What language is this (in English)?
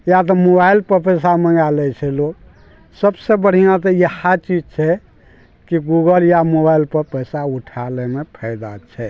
Maithili